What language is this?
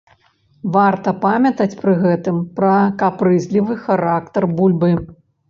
Belarusian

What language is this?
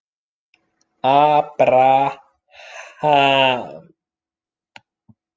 Icelandic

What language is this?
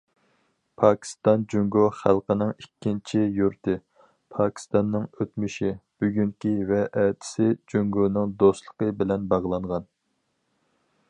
Uyghur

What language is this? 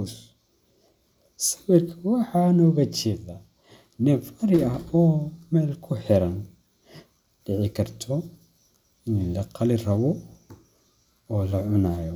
Somali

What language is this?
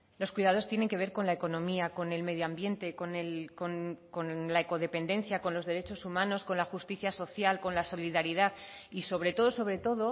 Spanish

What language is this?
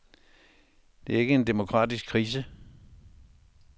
Danish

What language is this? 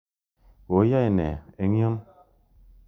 Kalenjin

